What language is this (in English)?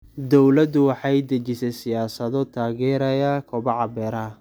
Somali